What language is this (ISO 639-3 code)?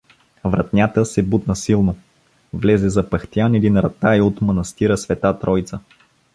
bul